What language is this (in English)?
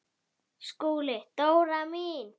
Icelandic